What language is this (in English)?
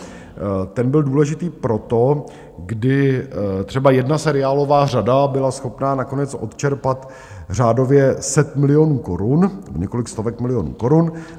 Czech